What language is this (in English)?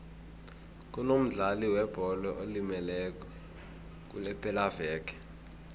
South Ndebele